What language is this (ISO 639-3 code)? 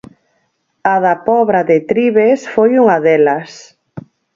glg